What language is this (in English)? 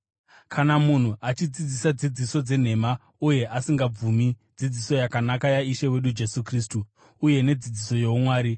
Shona